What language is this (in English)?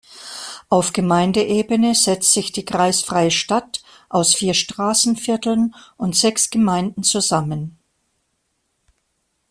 German